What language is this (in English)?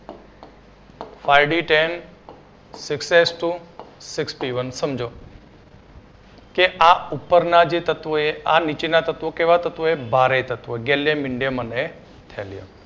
Gujarati